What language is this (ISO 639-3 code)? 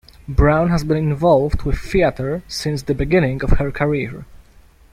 eng